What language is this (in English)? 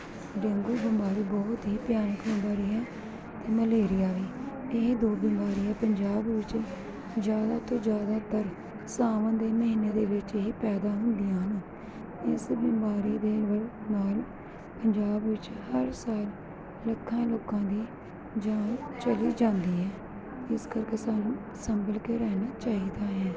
Punjabi